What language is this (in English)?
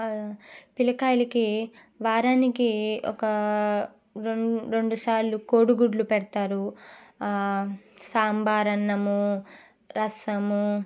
Telugu